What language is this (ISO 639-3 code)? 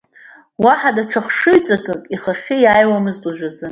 abk